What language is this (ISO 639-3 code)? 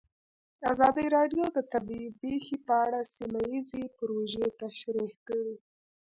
pus